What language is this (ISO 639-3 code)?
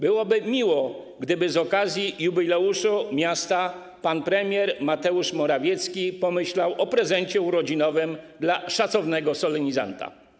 pol